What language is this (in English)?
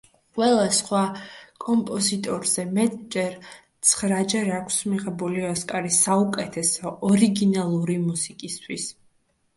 Georgian